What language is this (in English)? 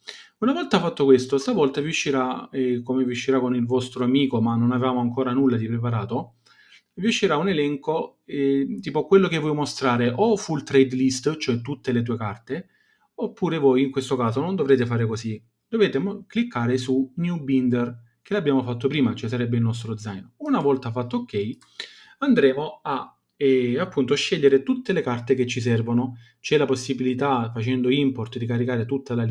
Italian